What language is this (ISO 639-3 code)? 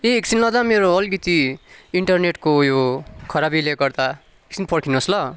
nep